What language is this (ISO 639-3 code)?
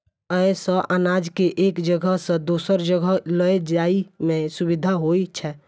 mai